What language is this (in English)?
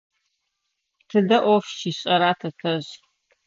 Adyghe